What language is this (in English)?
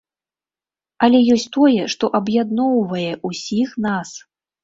Belarusian